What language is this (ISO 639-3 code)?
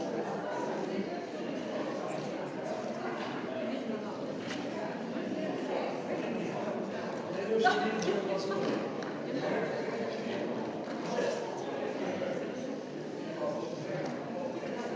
slv